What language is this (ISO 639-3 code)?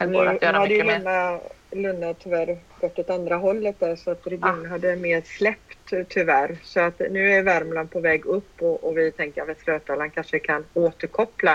swe